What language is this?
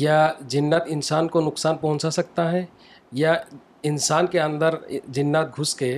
Urdu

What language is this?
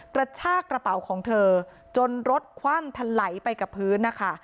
Thai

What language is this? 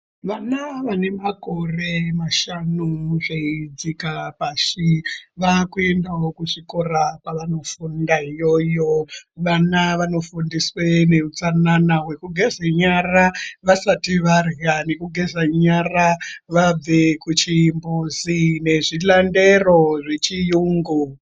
Ndau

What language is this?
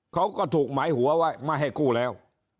Thai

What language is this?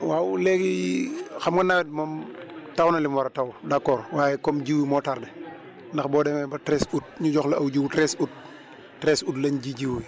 Wolof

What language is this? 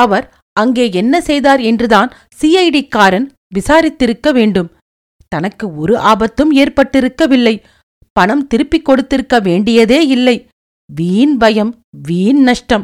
Tamil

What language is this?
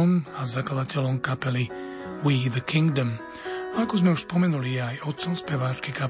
Slovak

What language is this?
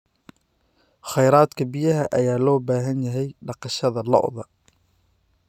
Somali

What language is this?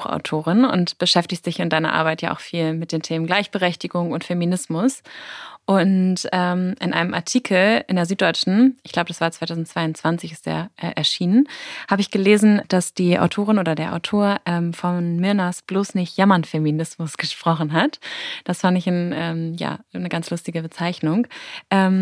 German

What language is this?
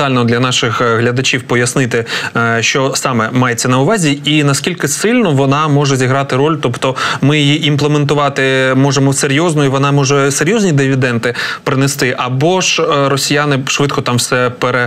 Ukrainian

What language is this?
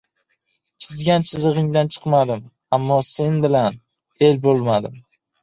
Uzbek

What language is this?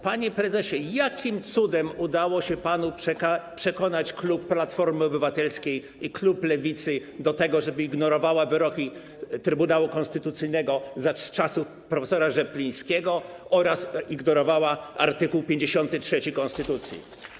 Polish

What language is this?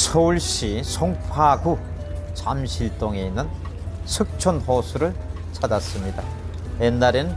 Korean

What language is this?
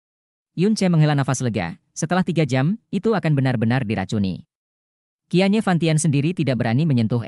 Indonesian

